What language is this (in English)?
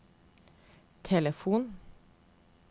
Norwegian